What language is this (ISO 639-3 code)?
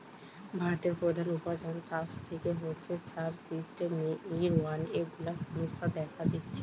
ben